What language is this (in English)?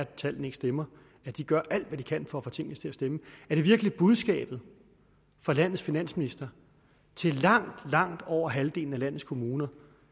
Danish